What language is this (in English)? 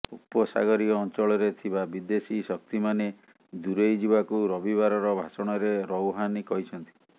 Odia